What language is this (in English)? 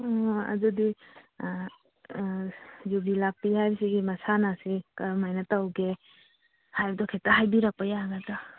Manipuri